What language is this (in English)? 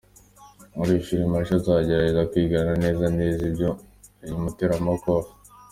Kinyarwanda